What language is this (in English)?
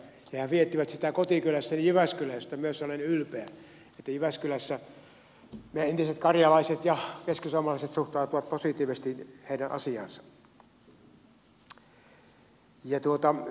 Finnish